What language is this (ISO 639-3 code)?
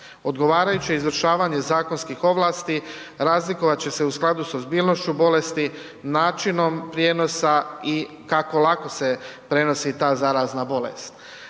hrv